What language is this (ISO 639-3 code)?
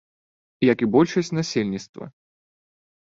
bel